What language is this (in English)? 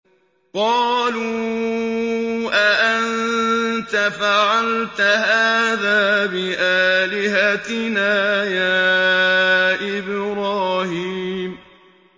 Arabic